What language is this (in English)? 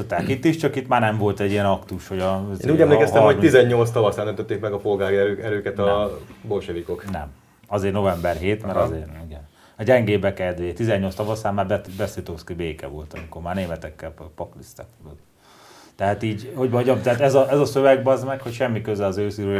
Hungarian